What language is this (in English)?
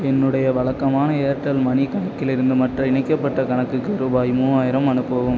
Tamil